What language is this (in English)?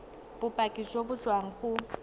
Tswana